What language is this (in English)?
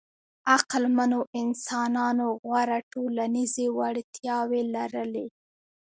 Pashto